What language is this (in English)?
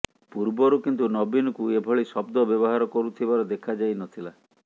Odia